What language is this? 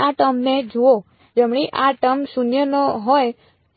Gujarati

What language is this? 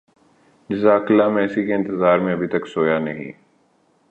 Urdu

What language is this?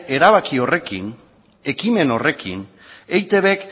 Basque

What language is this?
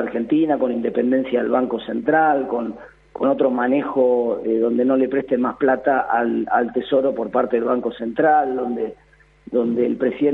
Spanish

